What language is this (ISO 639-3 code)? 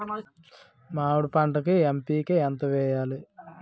tel